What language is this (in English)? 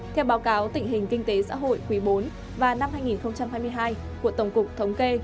Vietnamese